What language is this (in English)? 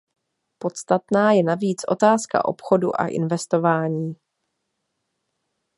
Czech